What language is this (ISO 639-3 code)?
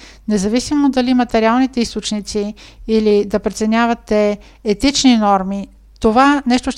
bul